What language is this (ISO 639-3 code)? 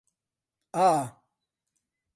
ckb